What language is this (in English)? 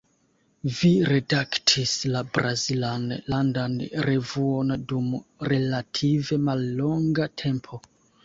Esperanto